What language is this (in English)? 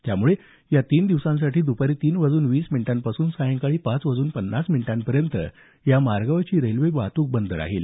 Marathi